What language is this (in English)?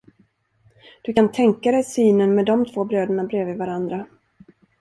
Swedish